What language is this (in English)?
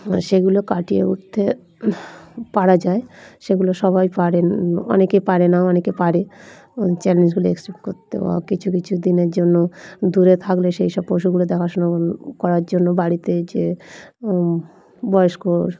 Bangla